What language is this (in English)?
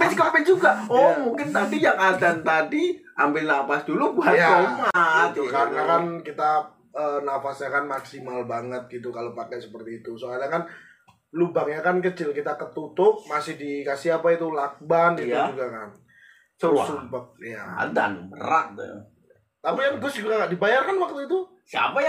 Indonesian